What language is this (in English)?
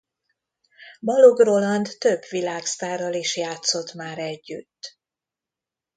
Hungarian